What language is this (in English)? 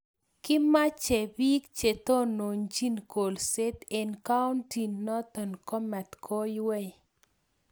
Kalenjin